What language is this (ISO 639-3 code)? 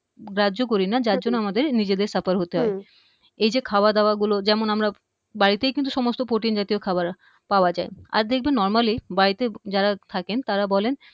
ben